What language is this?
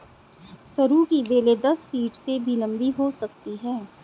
Hindi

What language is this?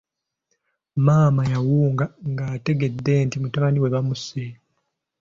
Ganda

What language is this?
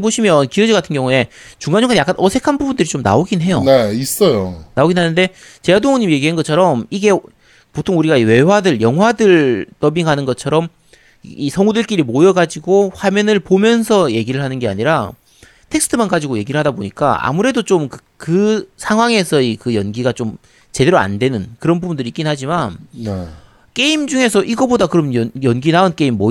Korean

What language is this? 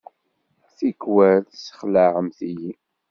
Kabyle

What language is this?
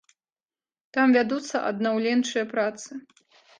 Belarusian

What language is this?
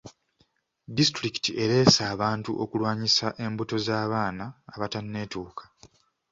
Ganda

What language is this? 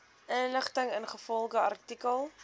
Afrikaans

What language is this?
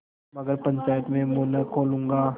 Hindi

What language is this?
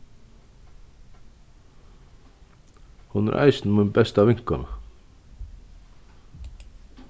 Faroese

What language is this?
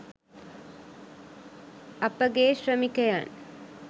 Sinhala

